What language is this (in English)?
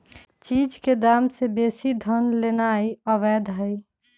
Magahi